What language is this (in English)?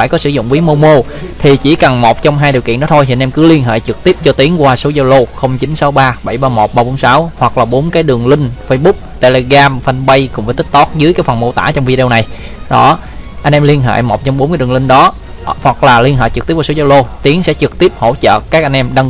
Vietnamese